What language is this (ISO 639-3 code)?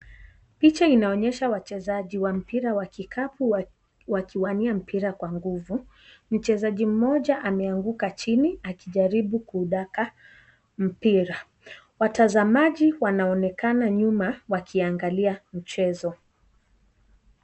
swa